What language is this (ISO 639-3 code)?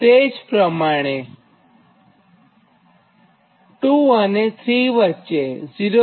guj